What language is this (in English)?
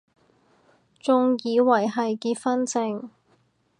Cantonese